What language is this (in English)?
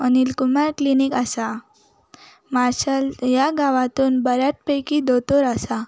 Konkani